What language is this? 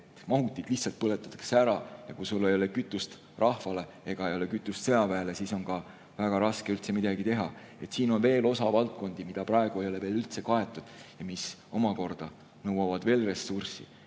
Estonian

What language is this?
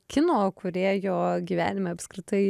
Lithuanian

